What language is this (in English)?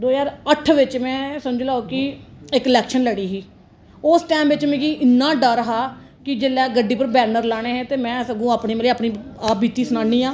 Dogri